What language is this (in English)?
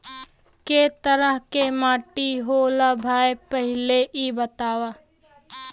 Bhojpuri